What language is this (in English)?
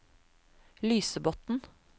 Norwegian